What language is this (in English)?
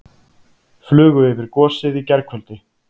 Icelandic